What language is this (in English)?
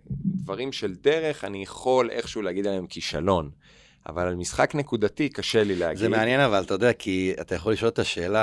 Hebrew